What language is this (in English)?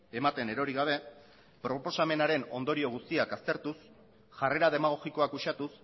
Basque